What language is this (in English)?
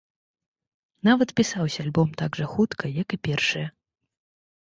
Belarusian